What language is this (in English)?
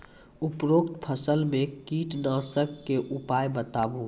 Maithili